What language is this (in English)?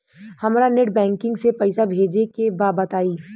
Bhojpuri